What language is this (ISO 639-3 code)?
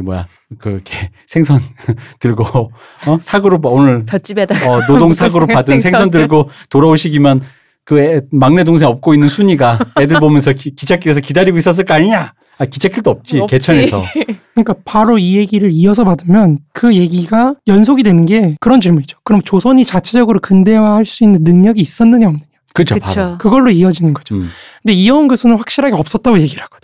kor